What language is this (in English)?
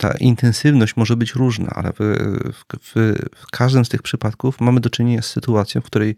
Polish